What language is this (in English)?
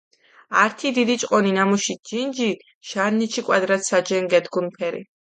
Mingrelian